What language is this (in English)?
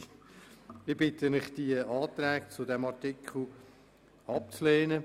Swiss German